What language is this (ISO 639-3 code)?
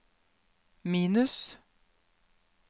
nor